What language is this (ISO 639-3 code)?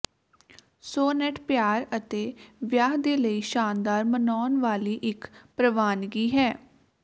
pan